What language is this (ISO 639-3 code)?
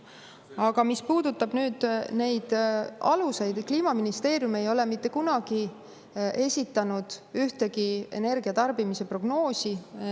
est